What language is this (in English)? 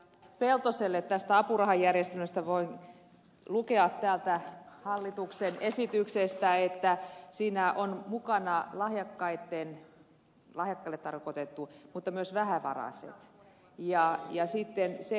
Finnish